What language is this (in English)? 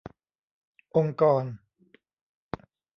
Thai